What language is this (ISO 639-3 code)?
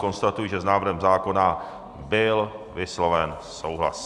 ces